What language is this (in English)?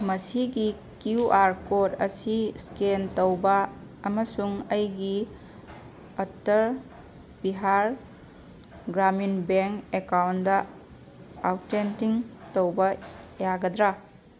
Manipuri